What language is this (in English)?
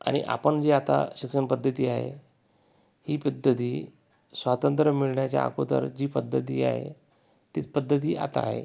Marathi